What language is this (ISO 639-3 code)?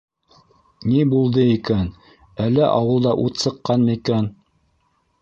bak